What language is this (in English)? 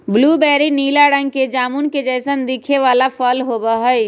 Magahi